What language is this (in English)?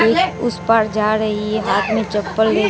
Hindi